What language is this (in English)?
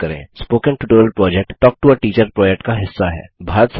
Hindi